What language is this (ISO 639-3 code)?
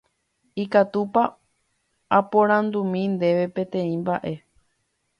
grn